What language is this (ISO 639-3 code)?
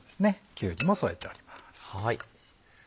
jpn